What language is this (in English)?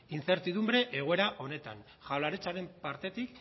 Basque